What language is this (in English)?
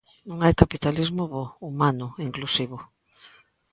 Galician